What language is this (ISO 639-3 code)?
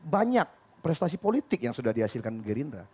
ind